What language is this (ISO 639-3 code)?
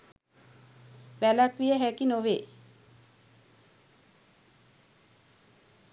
sin